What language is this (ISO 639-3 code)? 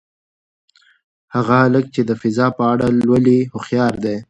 pus